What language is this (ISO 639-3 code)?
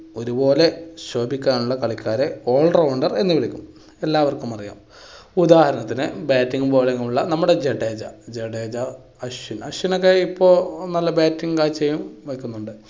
mal